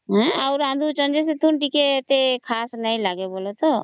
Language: Odia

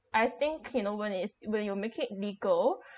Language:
English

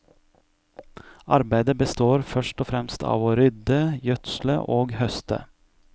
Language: Norwegian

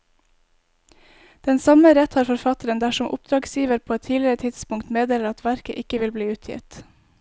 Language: Norwegian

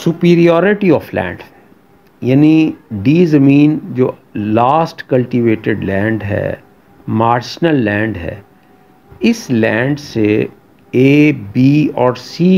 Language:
Hindi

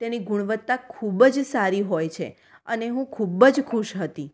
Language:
Gujarati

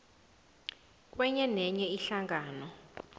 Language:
South Ndebele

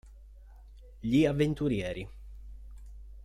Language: Italian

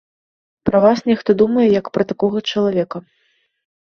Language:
Belarusian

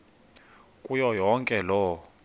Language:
Xhosa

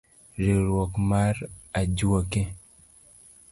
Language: Luo (Kenya and Tanzania)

